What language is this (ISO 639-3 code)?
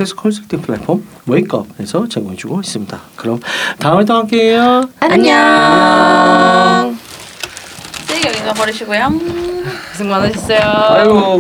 kor